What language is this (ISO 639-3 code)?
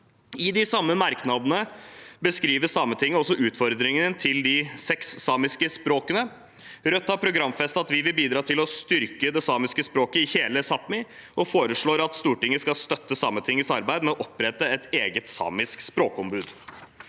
nor